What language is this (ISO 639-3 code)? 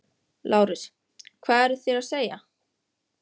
isl